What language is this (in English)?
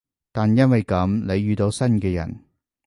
Cantonese